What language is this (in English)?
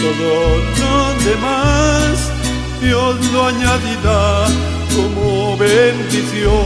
Spanish